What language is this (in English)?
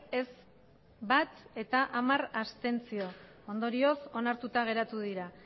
Basque